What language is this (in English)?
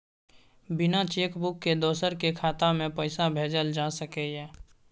Maithili